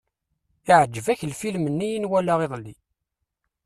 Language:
Kabyle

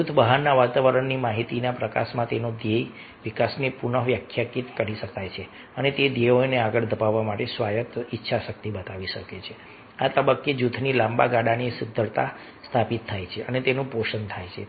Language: Gujarati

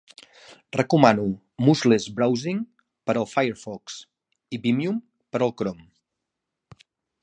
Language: Catalan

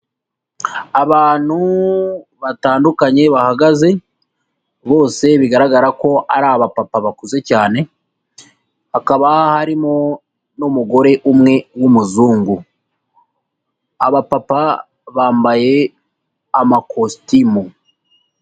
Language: Kinyarwanda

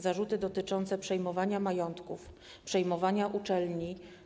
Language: Polish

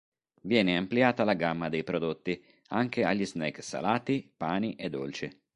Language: Italian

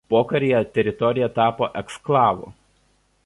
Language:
Lithuanian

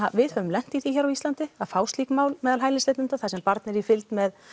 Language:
Icelandic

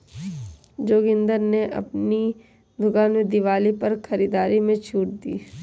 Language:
Hindi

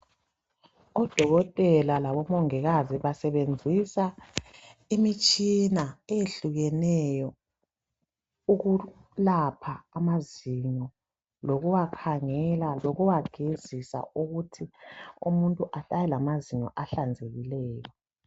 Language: North Ndebele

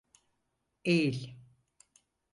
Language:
Turkish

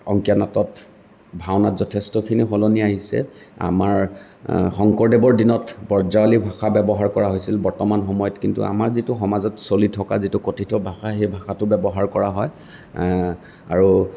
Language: Assamese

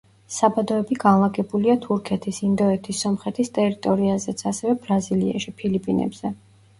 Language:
Georgian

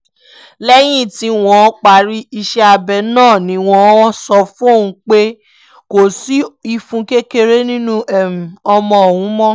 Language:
Yoruba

